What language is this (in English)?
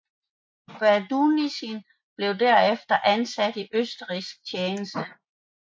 Danish